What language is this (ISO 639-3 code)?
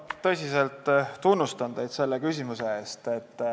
est